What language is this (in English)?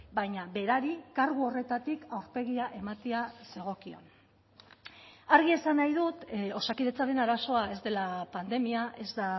Basque